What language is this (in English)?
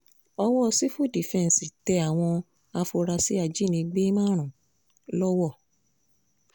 Yoruba